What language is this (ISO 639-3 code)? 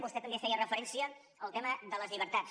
cat